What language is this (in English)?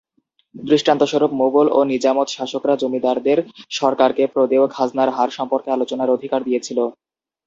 Bangla